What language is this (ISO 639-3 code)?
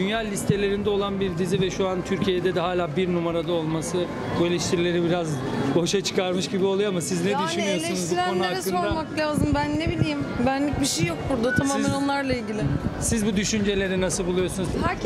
tur